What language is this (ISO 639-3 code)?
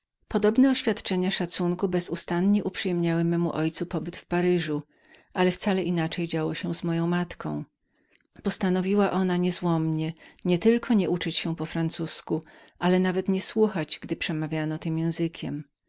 pol